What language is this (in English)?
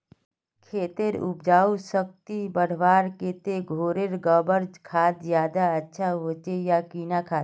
Magahi